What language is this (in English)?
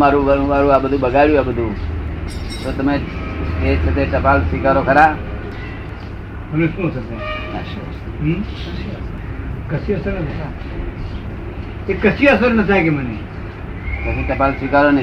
Gujarati